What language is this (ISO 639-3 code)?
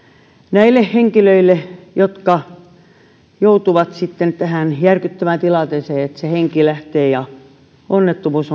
fin